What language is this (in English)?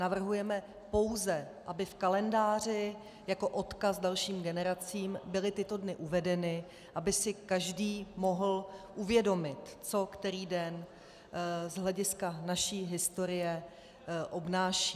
Czech